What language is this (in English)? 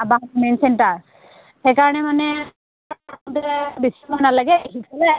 Assamese